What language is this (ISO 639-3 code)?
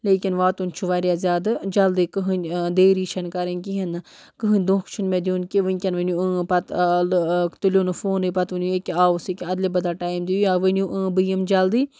kas